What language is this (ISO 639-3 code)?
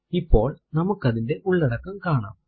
mal